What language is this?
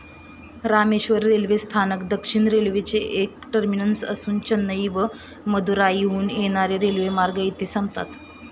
Marathi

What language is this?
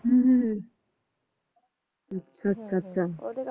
Punjabi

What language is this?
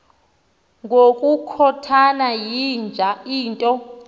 Xhosa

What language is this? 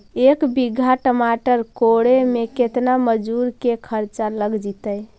Magahi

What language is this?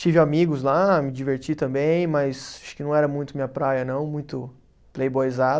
Portuguese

